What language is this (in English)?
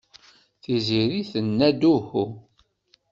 Kabyle